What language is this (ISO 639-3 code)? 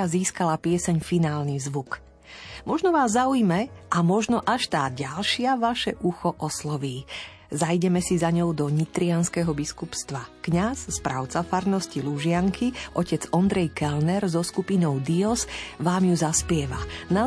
slk